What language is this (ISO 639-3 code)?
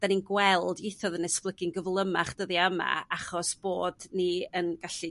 cym